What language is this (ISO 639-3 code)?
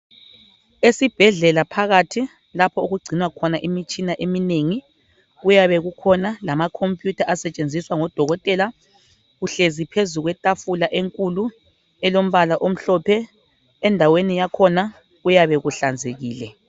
nde